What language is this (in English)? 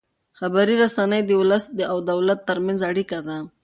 Pashto